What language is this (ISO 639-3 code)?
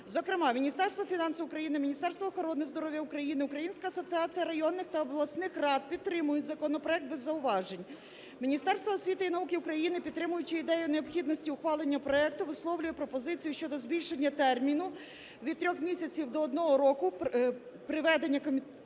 ukr